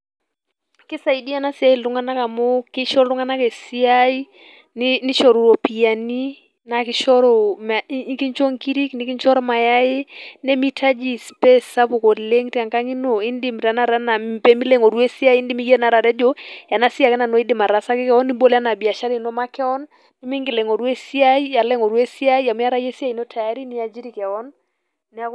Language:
Masai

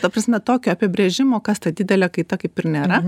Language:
Lithuanian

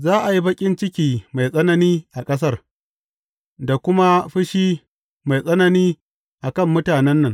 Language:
Hausa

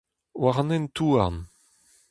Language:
Breton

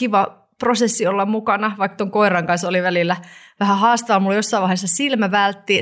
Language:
Finnish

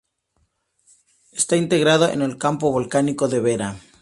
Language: Spanish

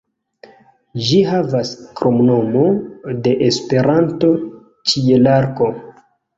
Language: Esperanto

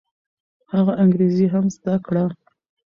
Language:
Pashto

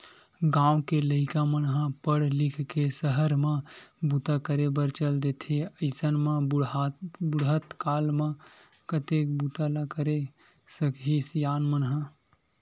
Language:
Chhattisgarhi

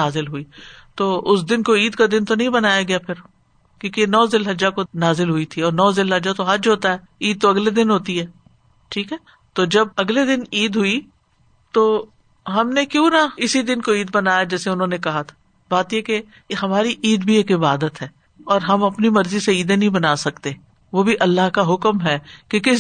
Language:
Urdu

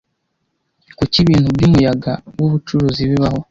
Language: Kinyarwanda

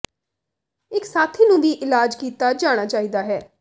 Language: Punjabi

